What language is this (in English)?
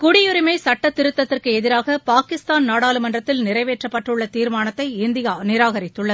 Tamil